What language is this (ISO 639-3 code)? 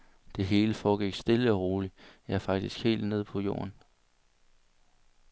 dan